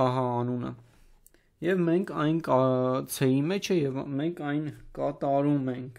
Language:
Romanian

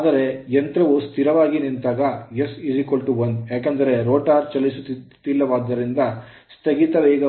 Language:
Kannada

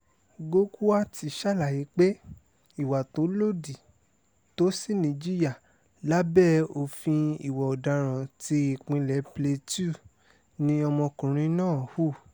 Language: Yoruba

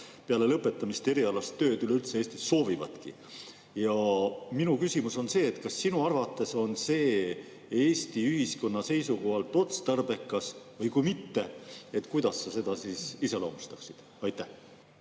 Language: Estonian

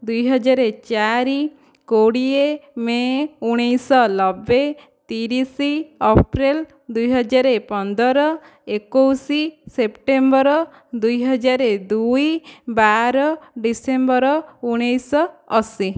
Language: Odia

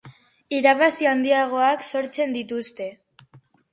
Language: Basque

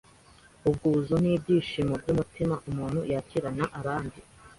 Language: Kinyarwanda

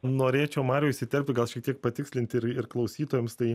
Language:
Lithuanian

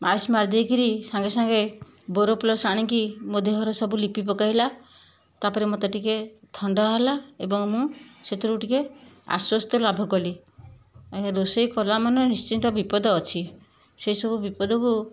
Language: Odia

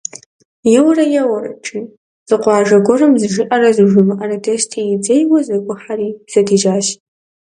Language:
Kabardian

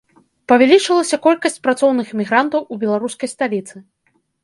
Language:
Belarusian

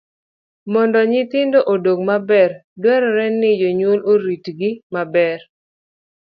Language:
Luo (Kenya and Tanzania)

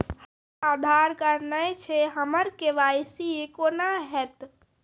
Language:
Maithili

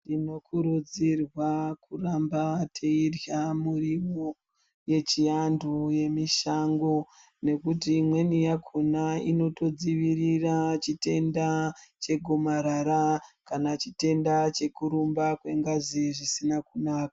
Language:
Ndau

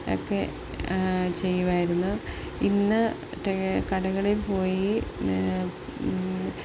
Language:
Malayalam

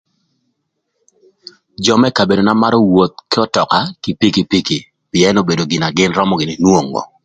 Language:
Thur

